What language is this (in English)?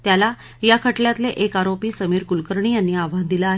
Marathi